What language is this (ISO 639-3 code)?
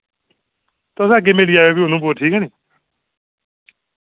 doi